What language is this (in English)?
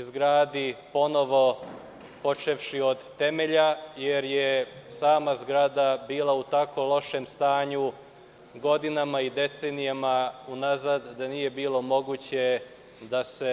Serbian